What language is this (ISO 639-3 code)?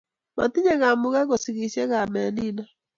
kln